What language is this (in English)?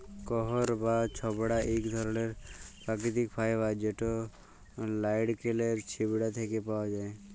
Bangla